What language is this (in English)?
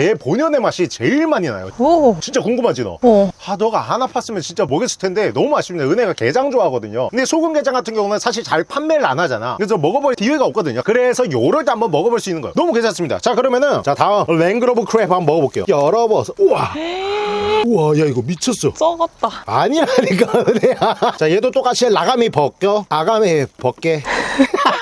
Korean